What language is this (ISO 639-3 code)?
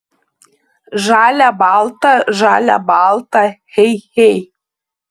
lit